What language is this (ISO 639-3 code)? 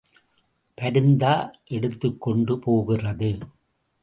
tam